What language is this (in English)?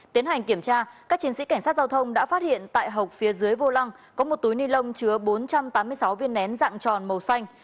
Vietnamese